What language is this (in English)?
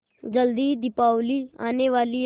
Hindi